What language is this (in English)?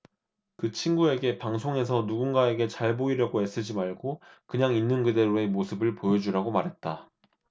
Korean